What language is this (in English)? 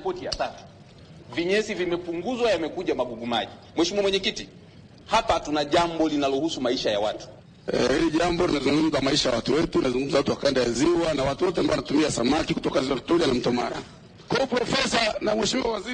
Swahili